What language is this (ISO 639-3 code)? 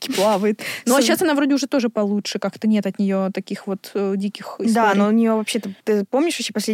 rus